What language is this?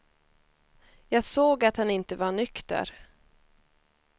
Swedish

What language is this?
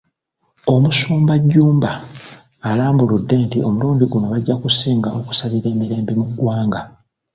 Ganda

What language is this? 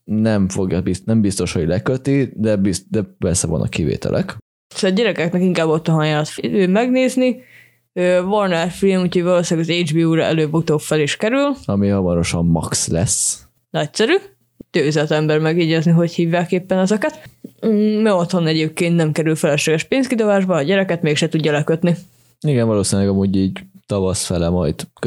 Hungarian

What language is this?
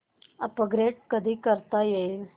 Marathi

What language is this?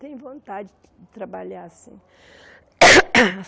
Portuguese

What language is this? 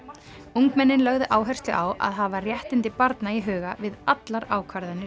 Icelandic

